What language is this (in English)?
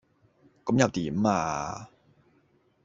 Cantonese